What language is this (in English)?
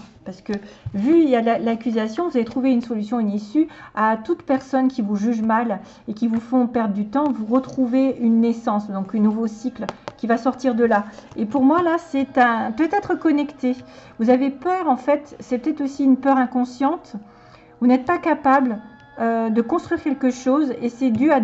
French